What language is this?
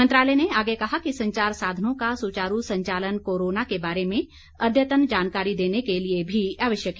Hindi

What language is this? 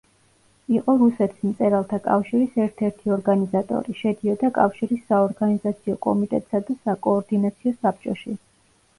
Georgian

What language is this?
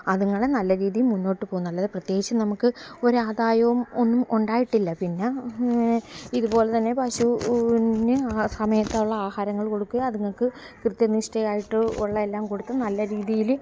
Malayalam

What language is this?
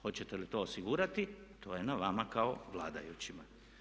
Croatian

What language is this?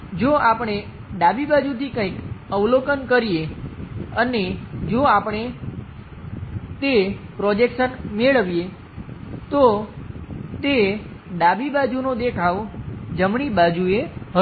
Gujarati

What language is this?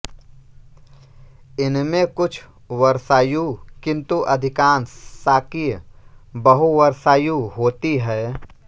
Hindi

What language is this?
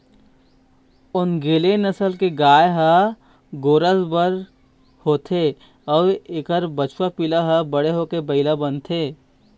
Chhattisgarhi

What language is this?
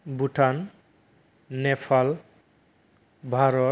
Bodo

